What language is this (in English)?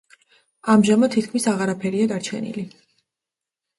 Georgian